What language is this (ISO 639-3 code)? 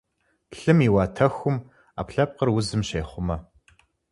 kbd